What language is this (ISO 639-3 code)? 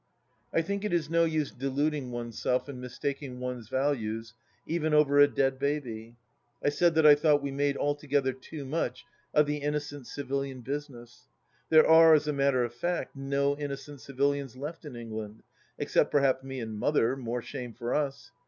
eng